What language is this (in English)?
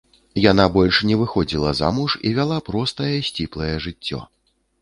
Belarusian